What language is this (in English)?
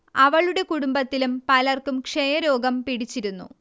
Malayalam